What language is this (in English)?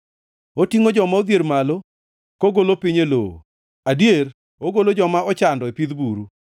Luo (Kenya and Tanzania)